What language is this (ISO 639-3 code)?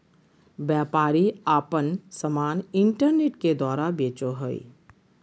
mag